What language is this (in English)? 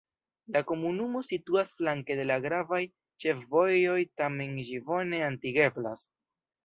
Esperanto